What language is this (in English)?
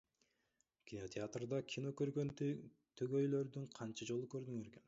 Kyrgyz